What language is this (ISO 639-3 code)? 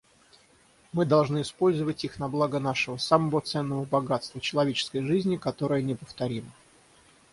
rus